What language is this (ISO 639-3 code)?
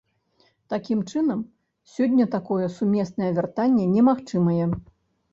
bel